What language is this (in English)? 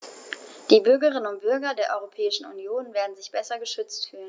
German